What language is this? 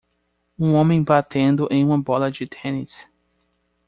Portuguese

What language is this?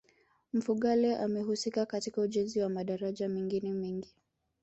Swahili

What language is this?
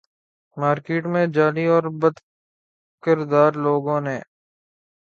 Urdu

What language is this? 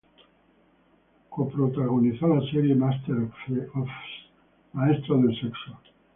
Spanish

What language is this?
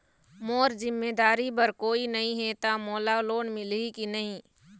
Chhattisgarhi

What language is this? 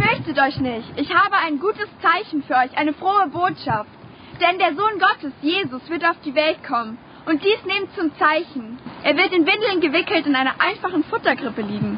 German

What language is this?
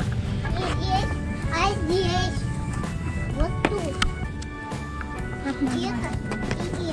Russian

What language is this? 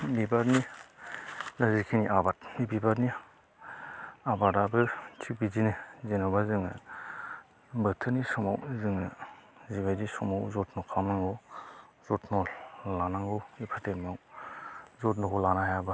Bodo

